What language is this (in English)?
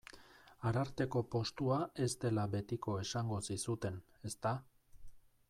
Basque